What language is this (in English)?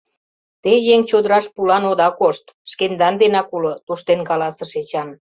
Mari